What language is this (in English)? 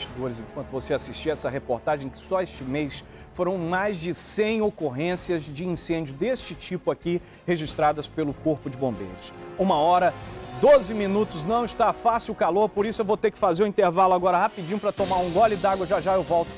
Portuguese